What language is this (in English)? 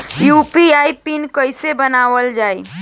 Bhojpuri